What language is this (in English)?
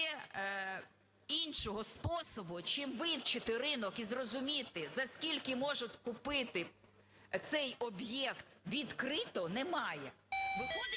Ukrainian